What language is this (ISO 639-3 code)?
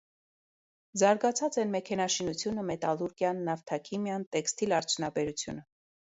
hye